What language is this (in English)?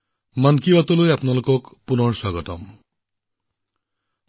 Assamese